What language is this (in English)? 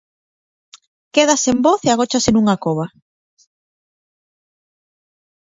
Galician